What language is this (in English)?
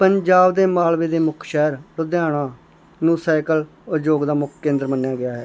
Punjabi